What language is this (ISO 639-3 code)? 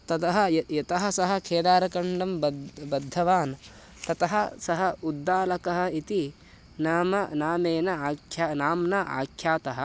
san